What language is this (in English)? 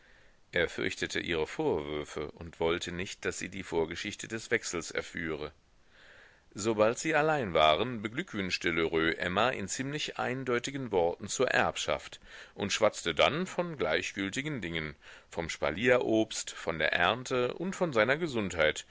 German